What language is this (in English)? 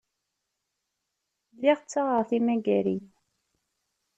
Kabyle